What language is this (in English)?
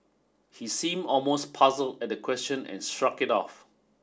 English